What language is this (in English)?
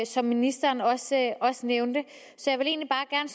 Danish